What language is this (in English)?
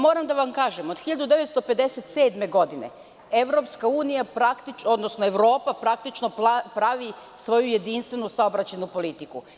Serbian